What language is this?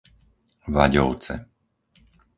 Slovak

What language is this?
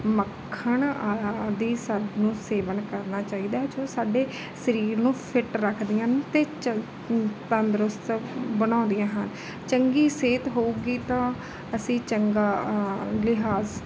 Punjabi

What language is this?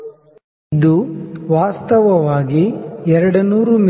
Kannada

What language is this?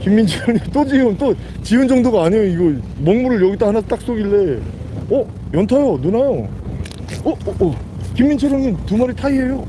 Korean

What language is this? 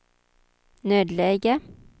Swedish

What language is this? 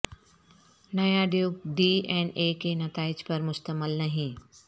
Urdu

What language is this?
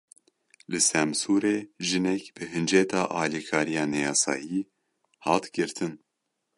Kurdish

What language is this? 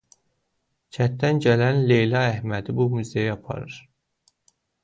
Azerbaijani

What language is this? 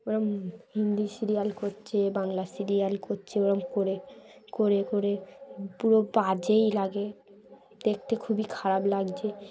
Bangla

